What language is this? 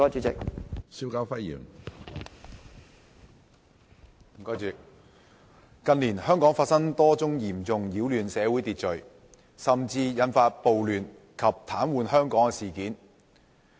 Cantonese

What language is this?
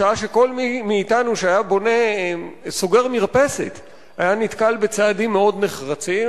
Hebrew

